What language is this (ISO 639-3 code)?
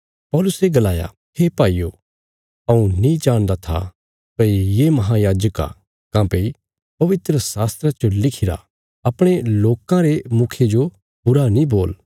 kfs